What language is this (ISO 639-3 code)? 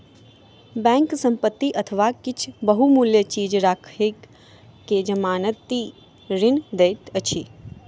mai